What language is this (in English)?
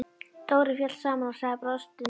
Icelandic